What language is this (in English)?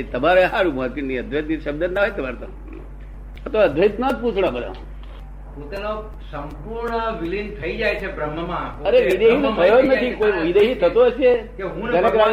Gujarati